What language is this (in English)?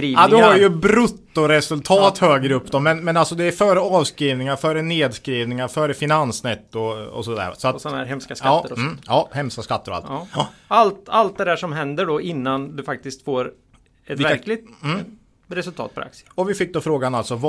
Swedish